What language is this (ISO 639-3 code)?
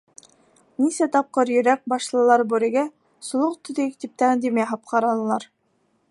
bak